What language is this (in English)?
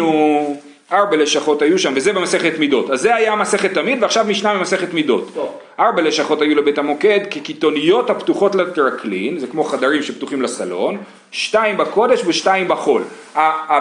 Hebrew